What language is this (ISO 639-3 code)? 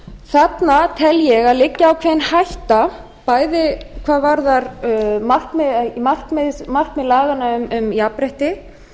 isl